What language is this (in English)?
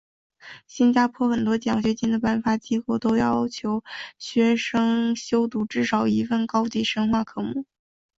Chinese